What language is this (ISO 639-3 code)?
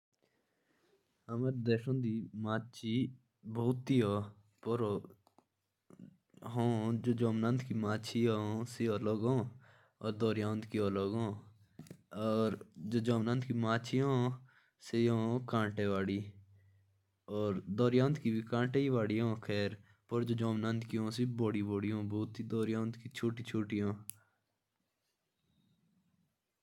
jns